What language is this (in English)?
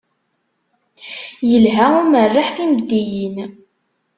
Kabyle